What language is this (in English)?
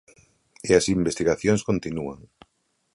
Galician